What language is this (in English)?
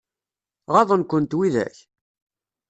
Kabyle